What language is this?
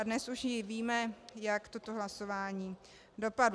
Czech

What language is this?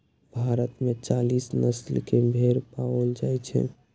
Maithili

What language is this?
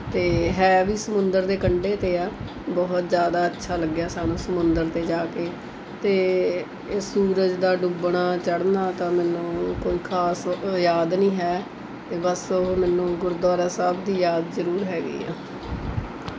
Punjabi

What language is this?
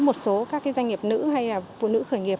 Vietnamese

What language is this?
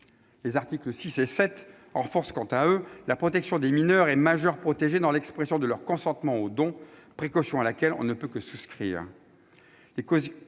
French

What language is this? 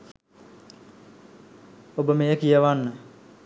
Sinhala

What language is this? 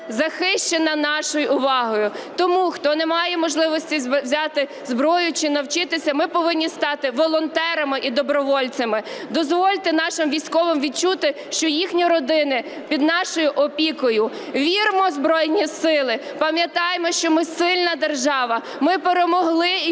Ukrainian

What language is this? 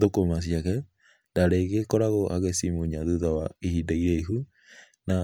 Kikuyu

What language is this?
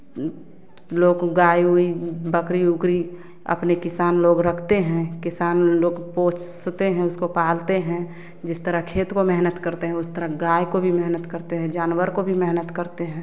Hindi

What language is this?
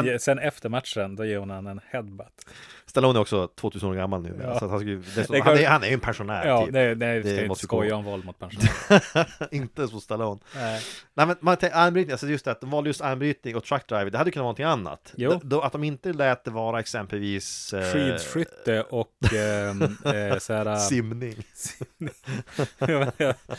Swedish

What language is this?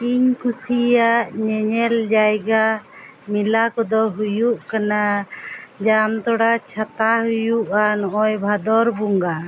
Santali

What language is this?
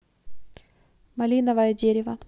Russian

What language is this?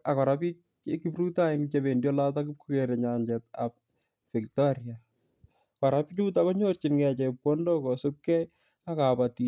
Kalenjin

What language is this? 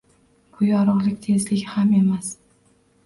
Uzbek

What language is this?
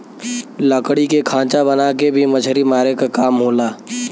Bhojpuri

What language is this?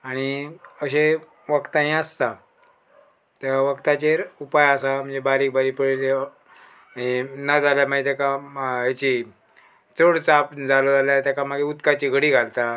Konkani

